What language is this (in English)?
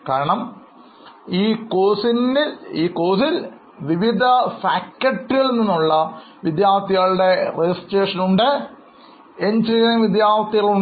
Malayalam